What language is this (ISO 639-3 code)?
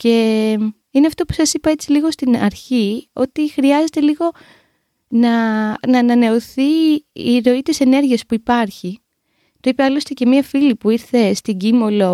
ell